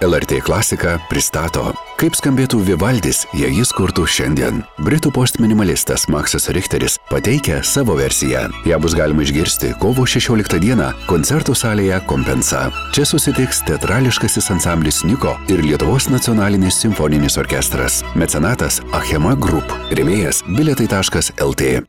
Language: Lithuanian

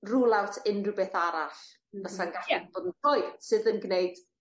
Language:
Welsh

